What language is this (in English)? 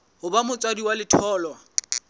Southern Sotho